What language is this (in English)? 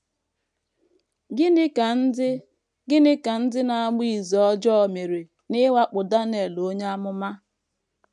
Igbo